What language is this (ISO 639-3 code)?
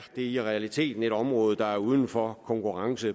dan